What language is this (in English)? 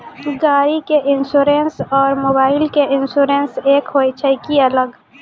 Maithili